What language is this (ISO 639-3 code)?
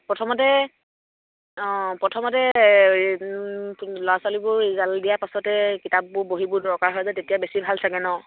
asm